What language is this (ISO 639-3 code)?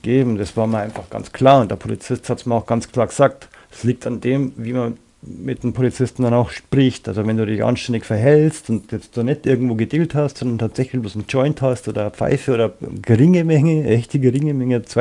deu